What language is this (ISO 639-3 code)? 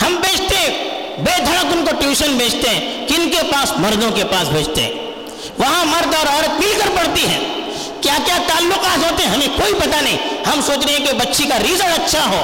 urd